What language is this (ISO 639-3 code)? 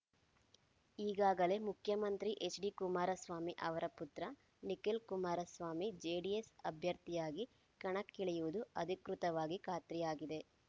kan